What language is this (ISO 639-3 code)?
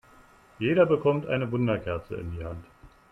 deu